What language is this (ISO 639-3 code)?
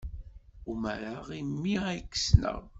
kab